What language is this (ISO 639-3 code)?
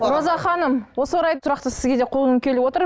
kaz